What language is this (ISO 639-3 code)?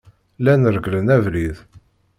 kab